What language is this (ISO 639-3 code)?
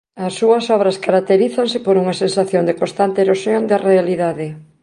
glg